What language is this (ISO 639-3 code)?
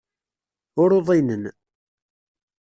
kab